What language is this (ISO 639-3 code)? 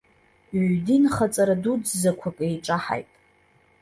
abk